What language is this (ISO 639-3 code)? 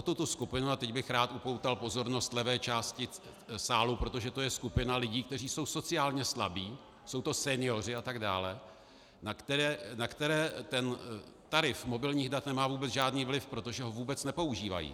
ces